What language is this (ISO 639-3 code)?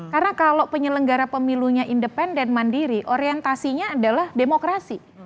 ind